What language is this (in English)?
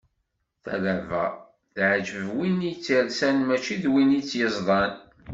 Kabyle